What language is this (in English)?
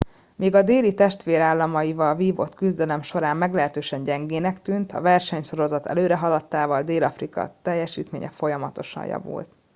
Hungarian